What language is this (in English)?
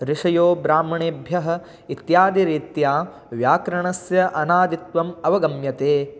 Sanskrit